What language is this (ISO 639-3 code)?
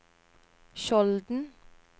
nor